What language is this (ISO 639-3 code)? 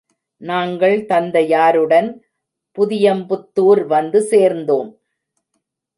tam